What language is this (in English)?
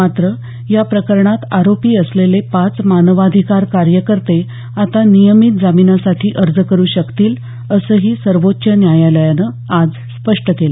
Marathi